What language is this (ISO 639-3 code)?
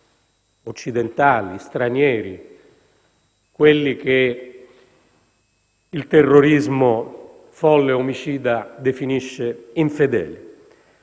ita